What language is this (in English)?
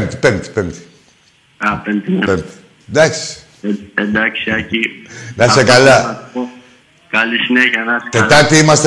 Greek